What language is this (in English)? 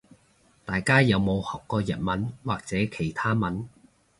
Cantonese